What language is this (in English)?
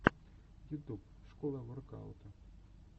Russian